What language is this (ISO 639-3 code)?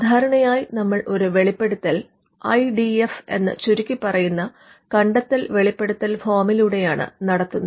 mal